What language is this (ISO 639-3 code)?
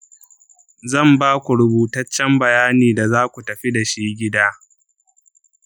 hau